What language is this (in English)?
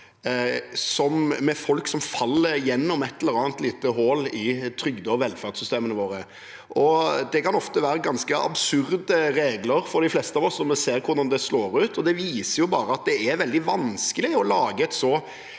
Norwegian